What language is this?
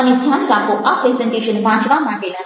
Gujarati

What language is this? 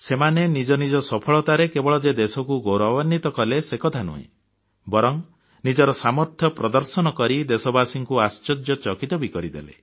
Odia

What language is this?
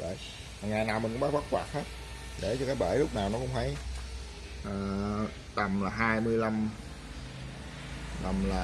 Vietnamese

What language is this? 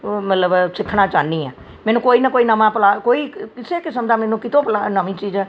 Punjabi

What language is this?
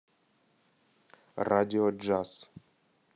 Russian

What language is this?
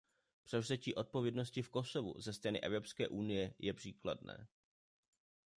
Czech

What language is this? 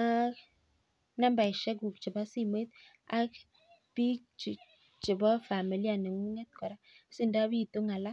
Kalenjin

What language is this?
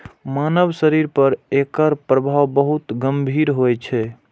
Maithili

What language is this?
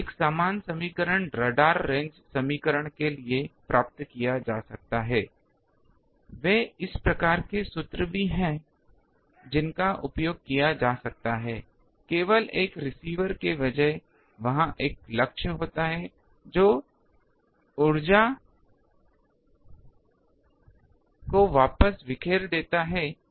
Hindi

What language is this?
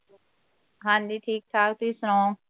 Punjabi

